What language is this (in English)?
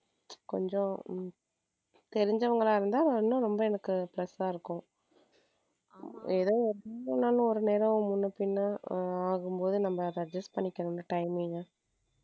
Tamil